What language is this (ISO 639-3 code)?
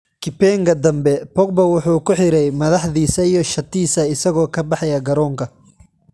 som